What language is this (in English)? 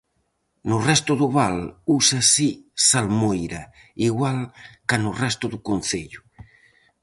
Galician